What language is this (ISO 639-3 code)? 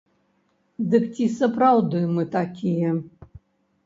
bel